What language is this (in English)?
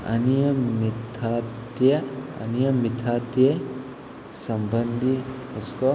Konkani